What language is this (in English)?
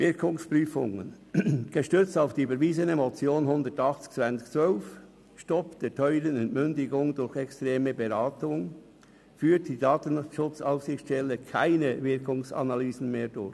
Swiss German